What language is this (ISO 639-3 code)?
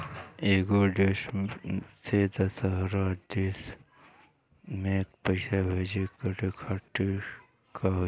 bho